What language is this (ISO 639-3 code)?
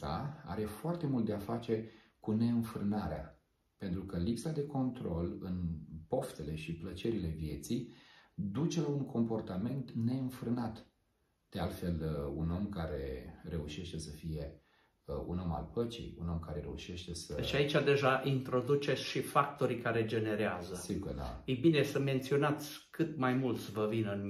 ron